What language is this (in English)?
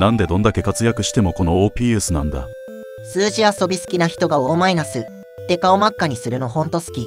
Japanese